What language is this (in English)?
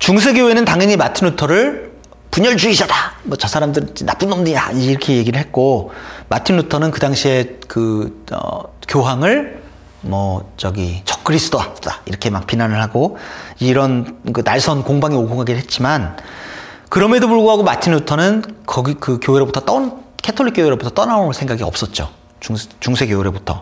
Korean